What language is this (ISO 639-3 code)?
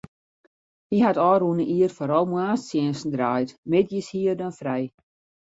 fry